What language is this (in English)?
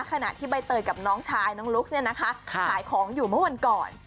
Thai